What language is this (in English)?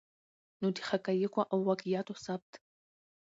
Pashto